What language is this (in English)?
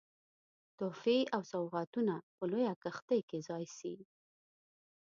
Pashto